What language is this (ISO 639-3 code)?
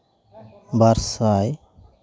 sat